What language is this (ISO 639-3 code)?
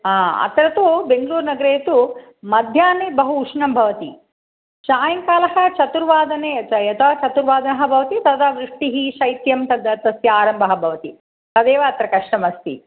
san